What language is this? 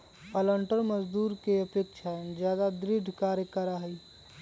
Magahi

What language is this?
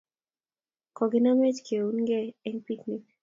Kalenjin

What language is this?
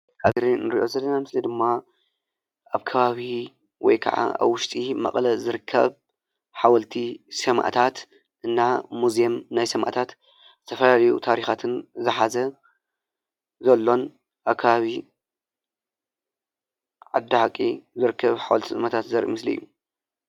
Tigrinya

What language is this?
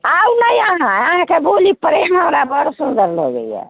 Maithili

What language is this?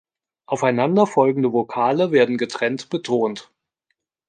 German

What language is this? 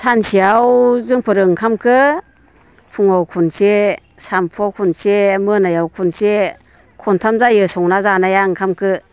Bodo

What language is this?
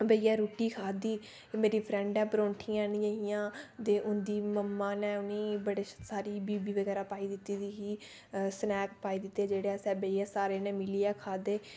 Dogri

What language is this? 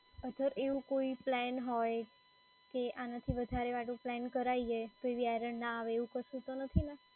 Gujarati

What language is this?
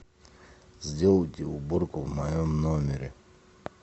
Russian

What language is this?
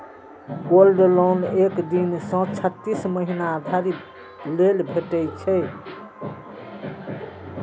Maithili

